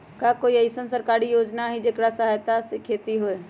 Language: Magahi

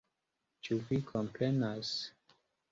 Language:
Esperanto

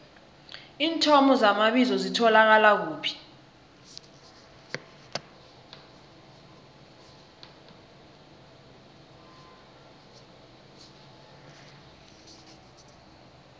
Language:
South Ndebele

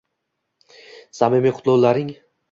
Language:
Uzbek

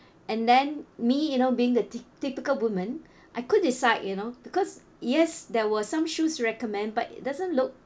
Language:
English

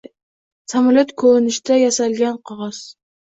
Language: Uzbek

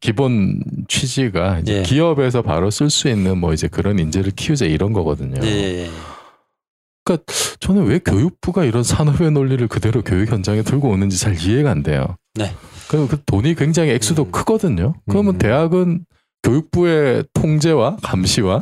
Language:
Korean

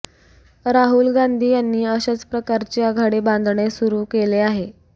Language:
Marathi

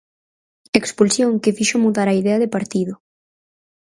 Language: Galician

